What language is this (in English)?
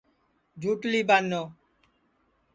Sansi